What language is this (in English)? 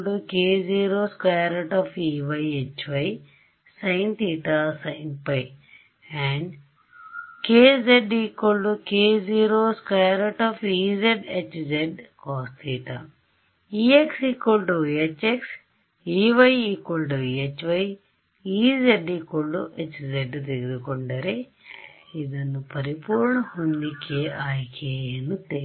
Kannada